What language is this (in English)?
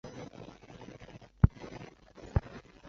Chinese